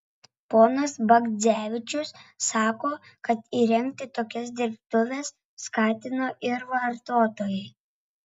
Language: Lithuanian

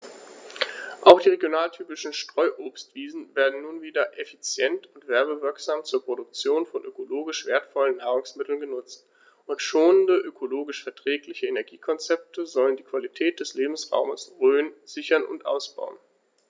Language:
German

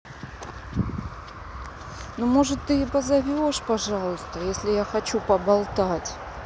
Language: Russian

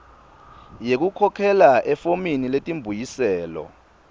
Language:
Swati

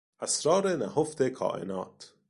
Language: Persian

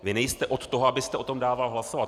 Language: Czech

